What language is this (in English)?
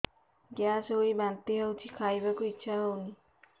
Odia